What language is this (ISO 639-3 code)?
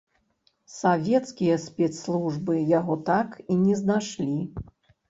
bel